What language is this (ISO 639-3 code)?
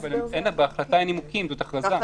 heb